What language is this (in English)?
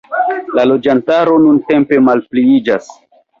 Esperanto